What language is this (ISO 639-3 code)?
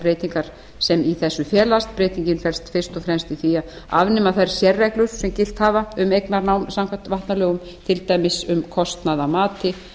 isl